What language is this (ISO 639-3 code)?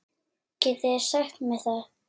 isl